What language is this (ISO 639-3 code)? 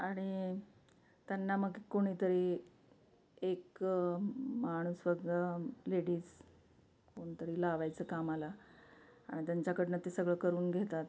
mar